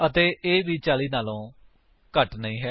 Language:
Punjabi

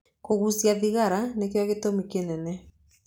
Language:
Kikuyu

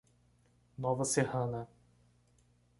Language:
Portuguese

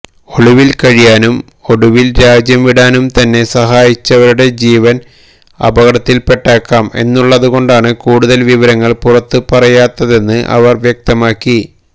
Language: Malayalam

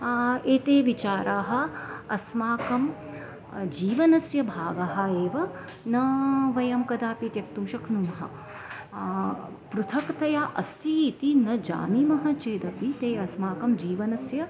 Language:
Sanskrit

